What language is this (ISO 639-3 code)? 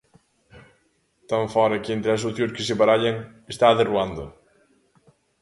glg